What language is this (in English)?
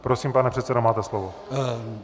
Czech